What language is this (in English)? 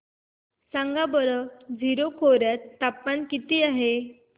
Marathi